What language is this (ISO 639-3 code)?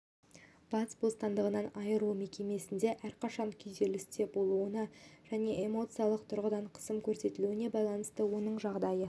kaz